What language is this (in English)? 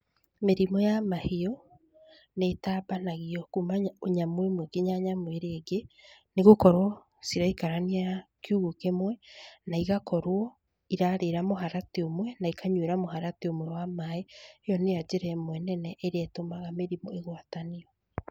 Kikuyu